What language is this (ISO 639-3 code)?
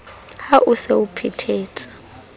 sot